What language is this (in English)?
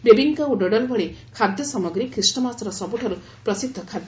Odia